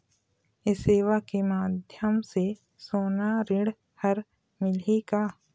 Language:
Chhattisgarhi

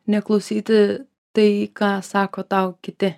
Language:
Lithuanian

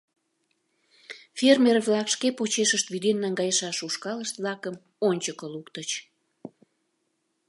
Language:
Mari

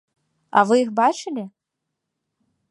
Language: Belarusian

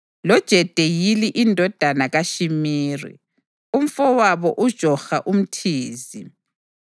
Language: North Ndebele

